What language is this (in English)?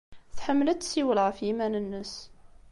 Kabyle